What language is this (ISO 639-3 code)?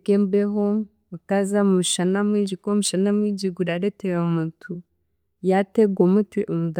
cgg